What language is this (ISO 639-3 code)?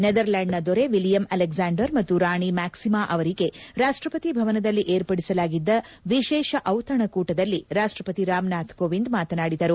kan